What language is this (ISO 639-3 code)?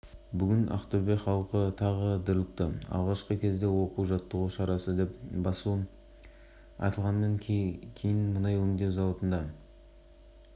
kaz